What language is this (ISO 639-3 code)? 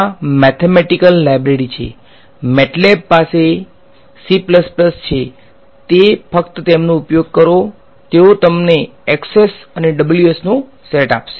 guj